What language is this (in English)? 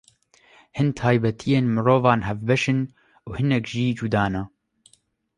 Kurdish